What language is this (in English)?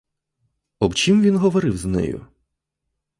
Ukrainian